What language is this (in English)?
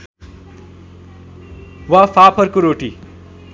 Nepali